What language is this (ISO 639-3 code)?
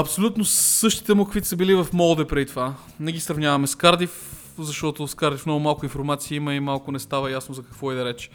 bul